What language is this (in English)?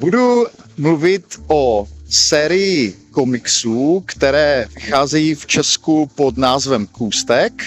Czech